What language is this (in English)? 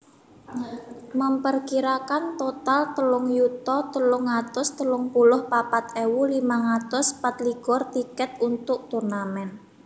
Javanese